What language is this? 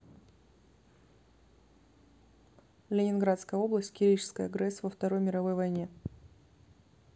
Russian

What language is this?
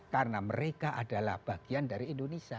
Indonesian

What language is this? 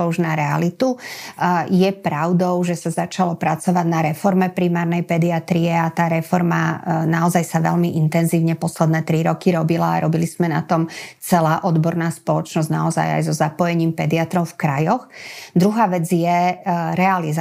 Slovak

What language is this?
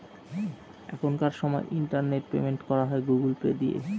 Bangla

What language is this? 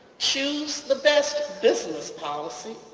English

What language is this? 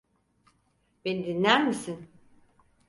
Turkish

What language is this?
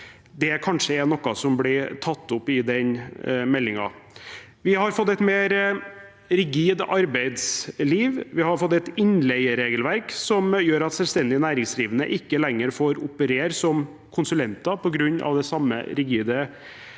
Norwegian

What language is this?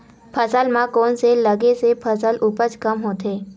Chhattisgarhi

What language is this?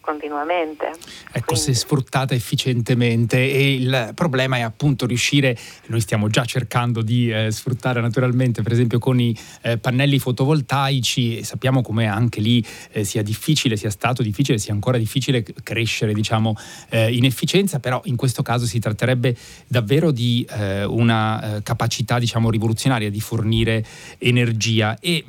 Italian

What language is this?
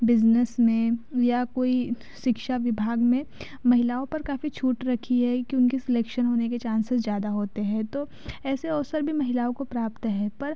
Hindi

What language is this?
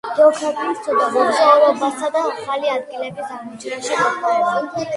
Georgian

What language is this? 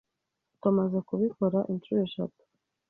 Kinyarwanda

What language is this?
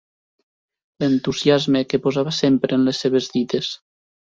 Catalan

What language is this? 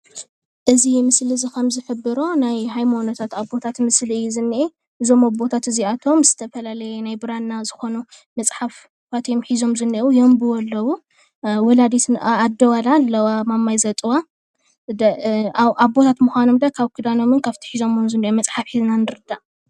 Tigrinya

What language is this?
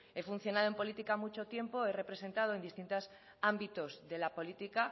Spanish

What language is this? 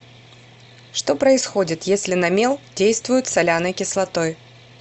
Russian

